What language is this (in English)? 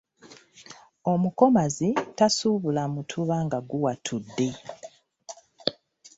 Ganda